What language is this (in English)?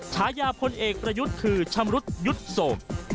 Thai